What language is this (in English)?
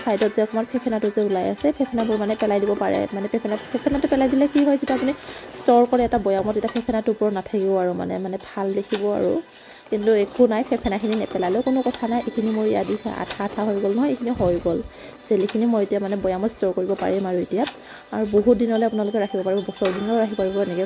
Arabic